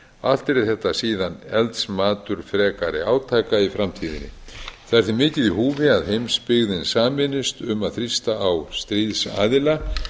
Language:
Icelandic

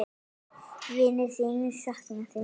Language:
Icelandic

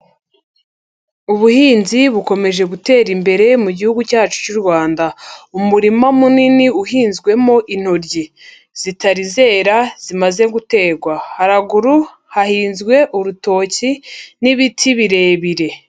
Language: Kinyarwanda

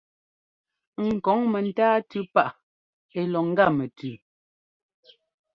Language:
Ngomba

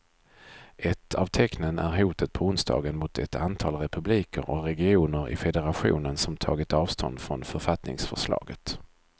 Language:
Swedish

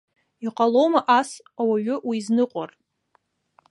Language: Abkhazian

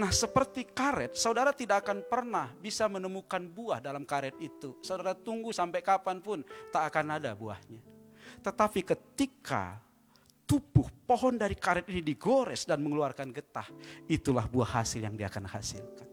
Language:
Indonesian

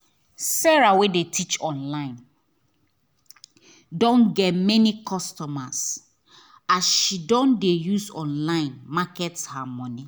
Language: Nigerian Pidgin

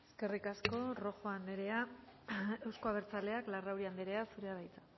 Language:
Basque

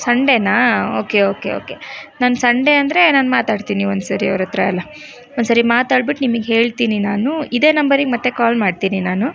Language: Kannada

